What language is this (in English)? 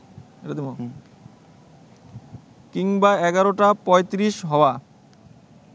Bangla